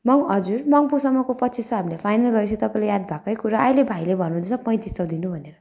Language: Nepali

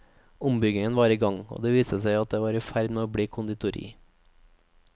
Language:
Norwegian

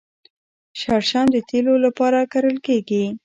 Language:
Pashto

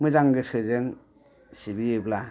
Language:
Bodo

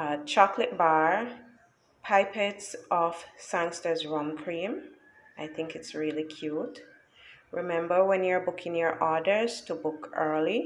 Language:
English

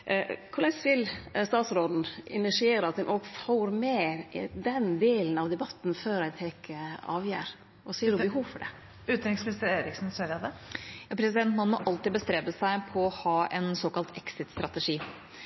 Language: Norwegian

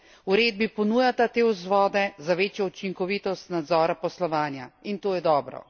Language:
Slovenian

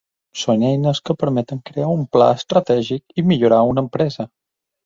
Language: Catalan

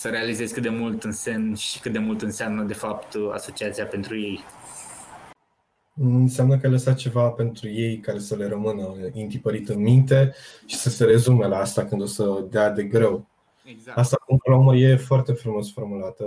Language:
Romanian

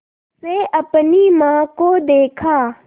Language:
Hindi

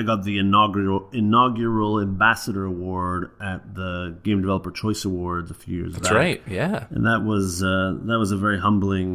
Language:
English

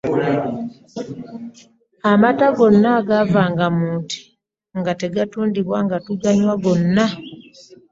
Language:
Ganda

